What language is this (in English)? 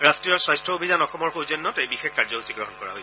Assamese